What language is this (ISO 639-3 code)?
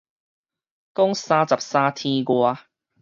nan